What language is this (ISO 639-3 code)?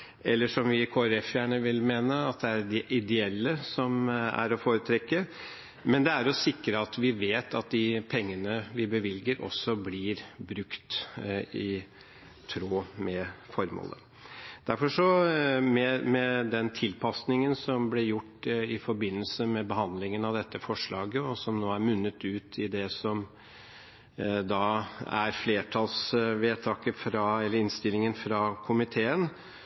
nob